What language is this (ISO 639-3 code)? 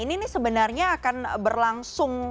ind